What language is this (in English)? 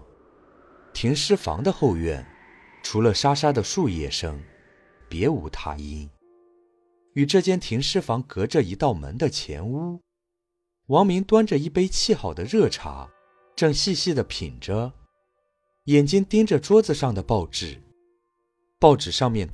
Chinese